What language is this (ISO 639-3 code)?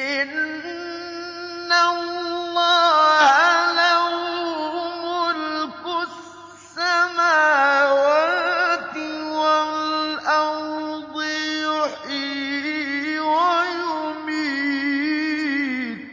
ara